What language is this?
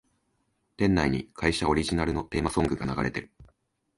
Japanese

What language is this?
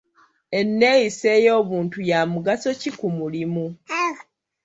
Ganda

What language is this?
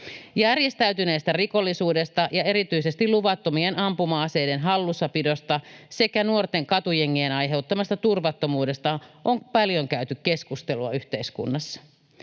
Finnish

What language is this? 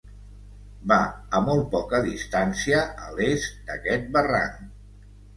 Catalan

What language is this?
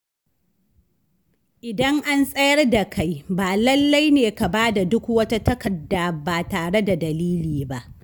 Hausa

